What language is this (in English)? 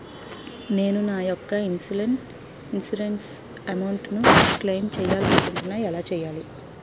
Telugu